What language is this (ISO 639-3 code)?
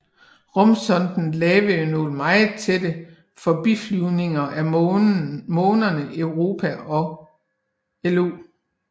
dan